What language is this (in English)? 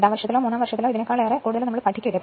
Malayalam